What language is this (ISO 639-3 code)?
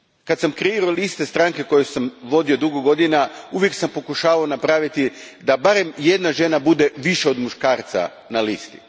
hrv